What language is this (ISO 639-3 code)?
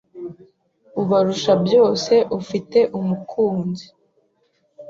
kin